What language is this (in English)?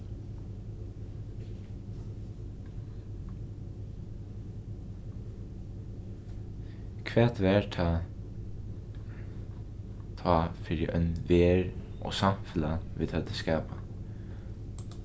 Faroese